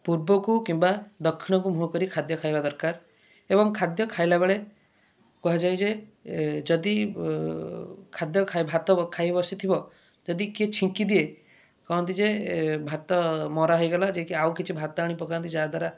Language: Odia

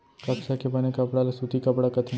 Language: Chhattisgarhi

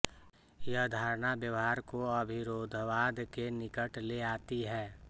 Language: Hindi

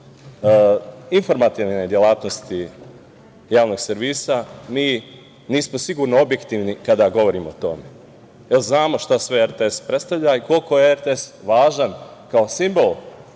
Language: Serbian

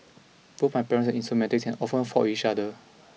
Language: English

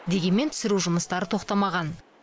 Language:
Kazakh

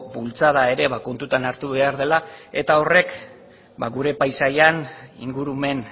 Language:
Basque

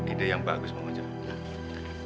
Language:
Indonesian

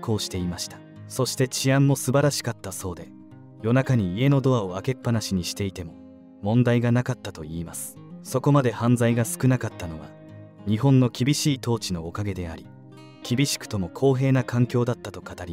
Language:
Japanese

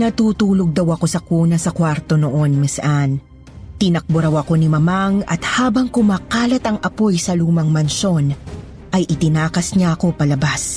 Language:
Filipino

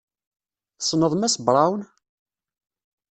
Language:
Kabyle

